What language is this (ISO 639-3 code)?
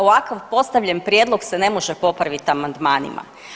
hrv